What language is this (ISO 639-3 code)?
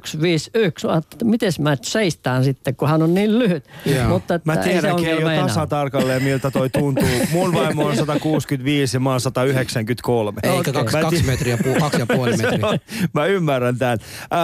fin